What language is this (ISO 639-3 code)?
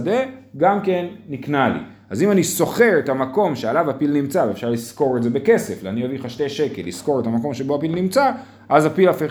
heb